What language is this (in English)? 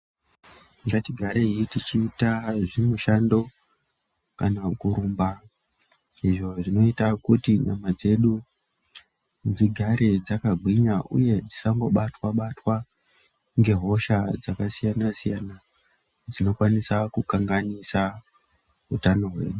Ndau